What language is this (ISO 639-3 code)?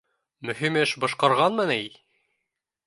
bak